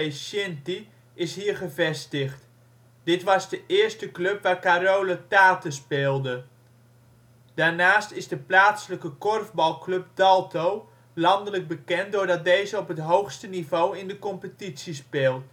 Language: Dutch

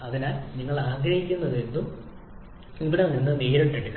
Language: Malayalam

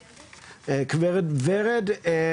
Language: Hebrew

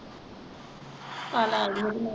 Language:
Punjabi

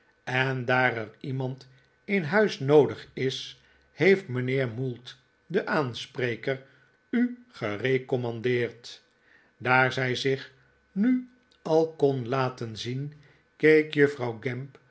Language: Dutch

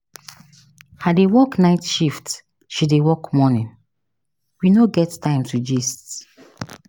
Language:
Nigerian Pidgin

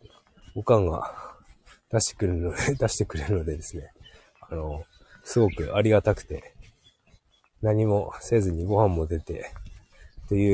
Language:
Japanese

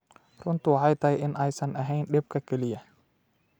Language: Somali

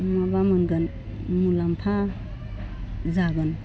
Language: Bodo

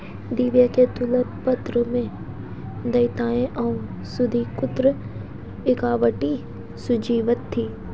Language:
Hindi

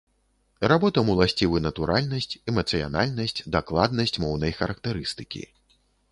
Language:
Belarusian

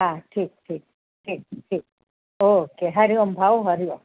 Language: Sindhi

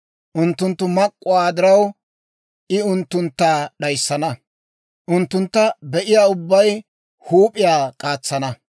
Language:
Dawro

